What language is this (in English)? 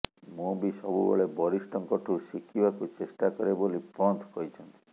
Odia